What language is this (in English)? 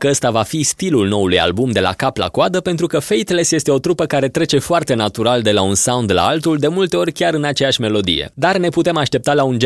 Romanian